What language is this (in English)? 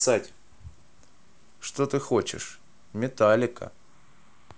Russian